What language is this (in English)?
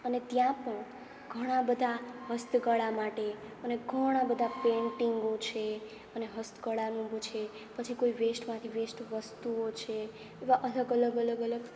Gujarati